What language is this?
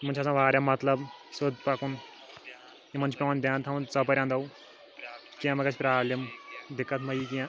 Kashmiri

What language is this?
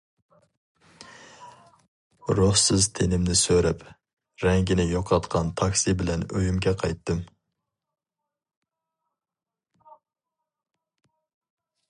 Uyghur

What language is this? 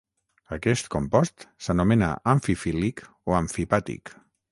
Catalan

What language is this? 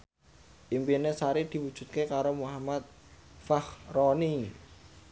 Javanese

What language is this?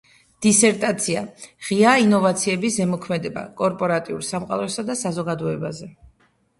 Georgian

